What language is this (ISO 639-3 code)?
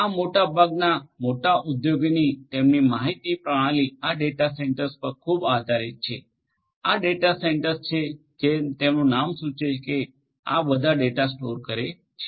guj